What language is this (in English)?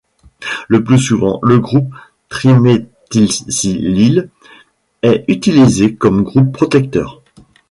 French